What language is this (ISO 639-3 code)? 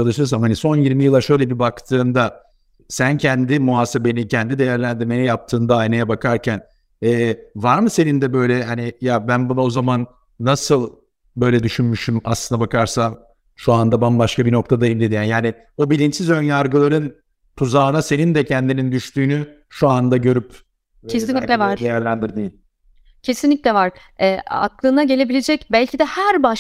tur